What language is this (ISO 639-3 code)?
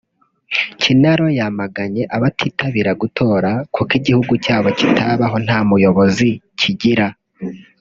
kin